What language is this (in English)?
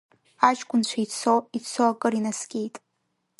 Abkhazian